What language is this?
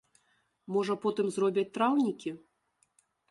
Belarusian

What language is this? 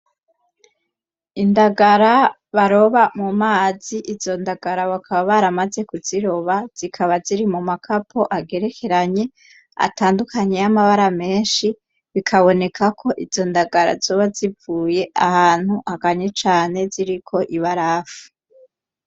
Rundi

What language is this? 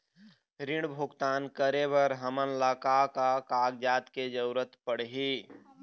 Chhattisgarhi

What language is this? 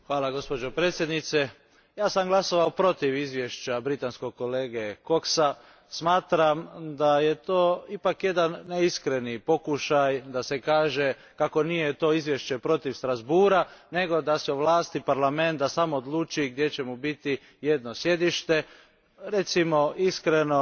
Croatian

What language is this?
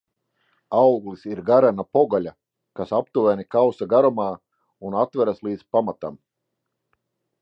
Latvian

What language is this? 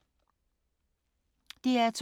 Danish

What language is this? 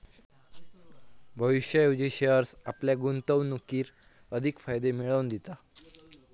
Marathi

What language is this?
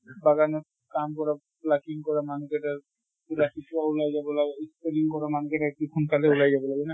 Assamese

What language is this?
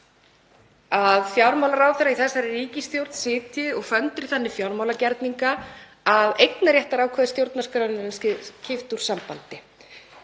Icelandic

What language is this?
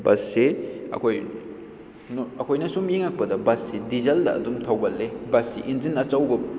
Manipuri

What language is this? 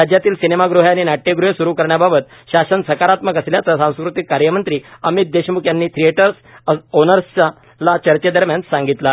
Marathi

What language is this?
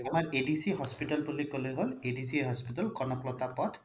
Assamese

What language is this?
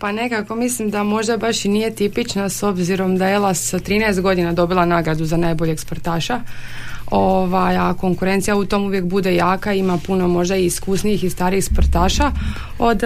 Croatian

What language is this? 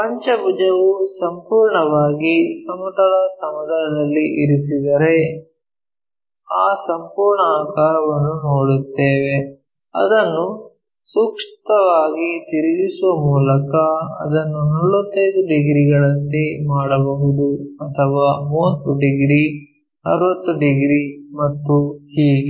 Kannada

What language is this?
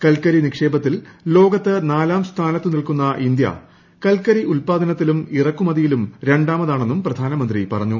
Malayalam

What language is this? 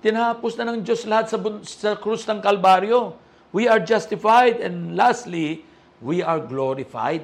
Filipino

